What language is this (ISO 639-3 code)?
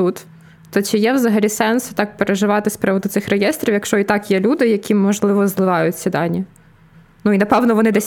ukr